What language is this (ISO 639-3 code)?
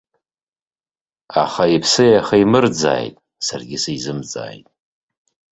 abk